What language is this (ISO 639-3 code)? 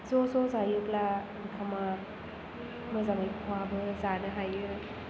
brx